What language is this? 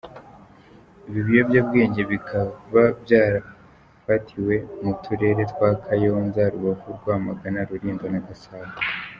Kinyarwanda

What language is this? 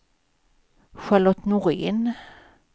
Swedish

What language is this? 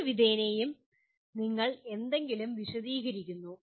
Malayalam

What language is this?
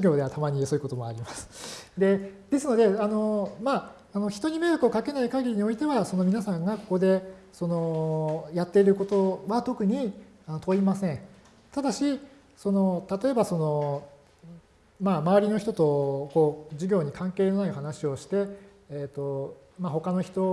Japanese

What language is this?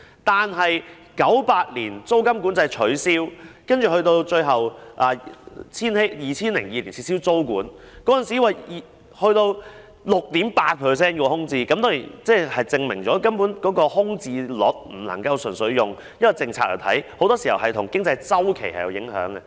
Cantonese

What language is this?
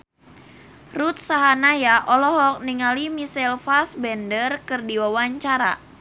Sundanese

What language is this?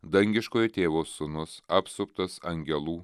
Lithuanian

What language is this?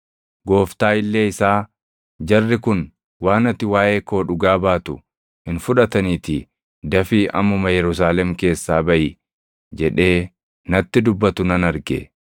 Oromo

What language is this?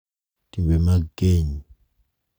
Luo (Kenya and Tanzania)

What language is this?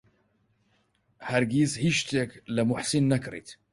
Central Kurdish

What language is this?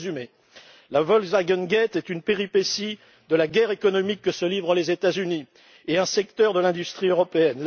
French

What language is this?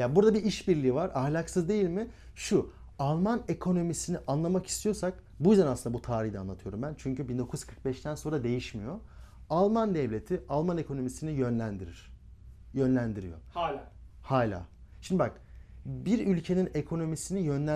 Turkish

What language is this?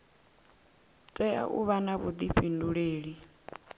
Venda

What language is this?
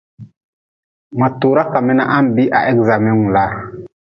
Nawdm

